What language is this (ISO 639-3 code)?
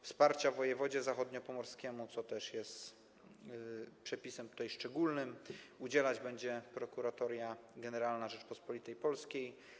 pol